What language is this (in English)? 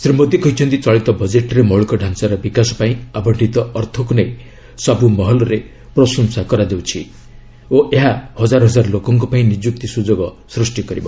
Odia